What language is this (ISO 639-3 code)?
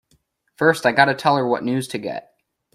eng